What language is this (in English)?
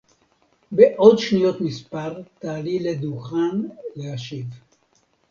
Hebrew